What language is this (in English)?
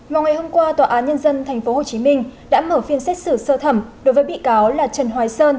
Vietnamese